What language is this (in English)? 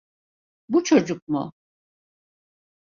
Turkish